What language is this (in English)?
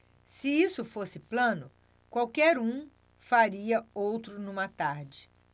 Portuguese